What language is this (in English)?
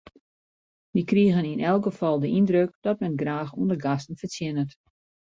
Western Frisian